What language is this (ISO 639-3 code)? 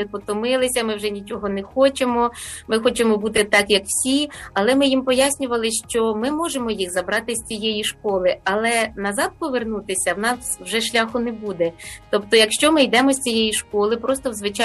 ukr